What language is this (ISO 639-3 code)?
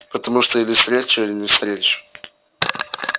rus